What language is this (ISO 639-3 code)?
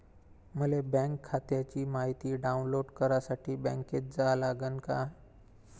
mar